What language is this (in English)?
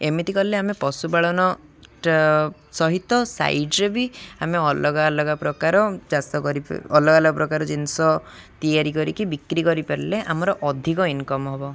Odia